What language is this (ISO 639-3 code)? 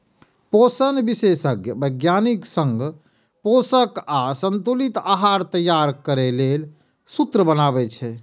mai